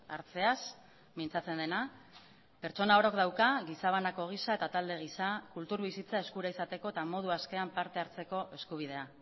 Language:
Basque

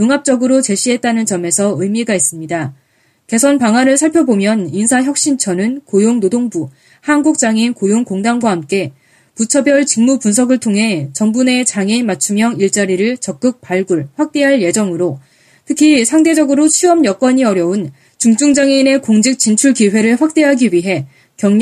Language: Korean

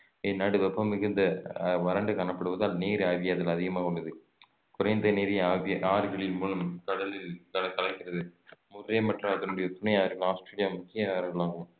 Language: Tamil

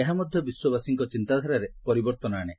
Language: Odia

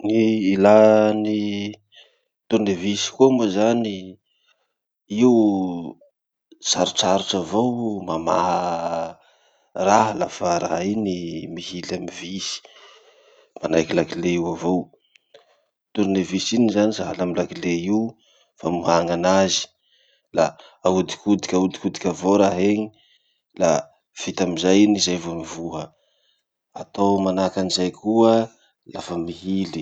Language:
Masikoro Malagasy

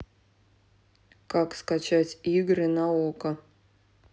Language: Russian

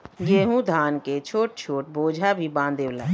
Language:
Bhojpuri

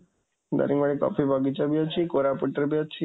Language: Odia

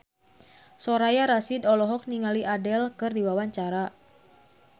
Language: Sundanese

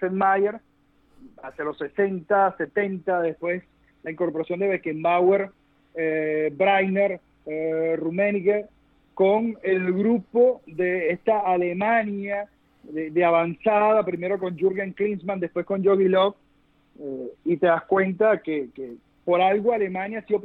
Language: Spanish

